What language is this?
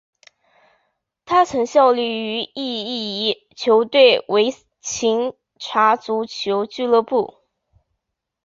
Chinese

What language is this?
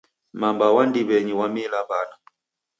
Taita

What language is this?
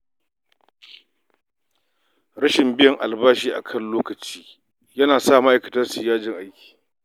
Hausa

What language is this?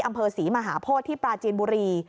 Thai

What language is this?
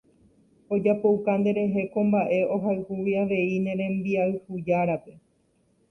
Guarani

